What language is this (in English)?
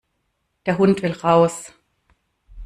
German